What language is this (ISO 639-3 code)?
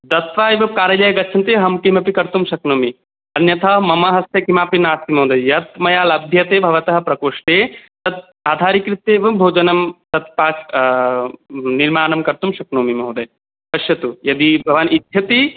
san